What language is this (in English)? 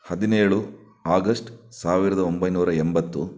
Kannada